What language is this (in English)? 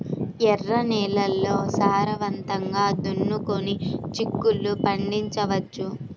Telugu